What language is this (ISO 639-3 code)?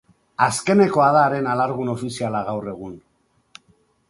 eus